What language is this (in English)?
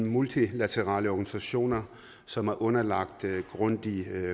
Danish